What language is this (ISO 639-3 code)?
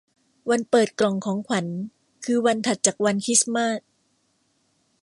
tha